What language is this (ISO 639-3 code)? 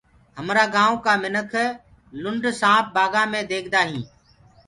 ggg